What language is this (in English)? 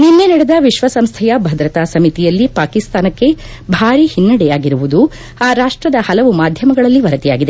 Kannada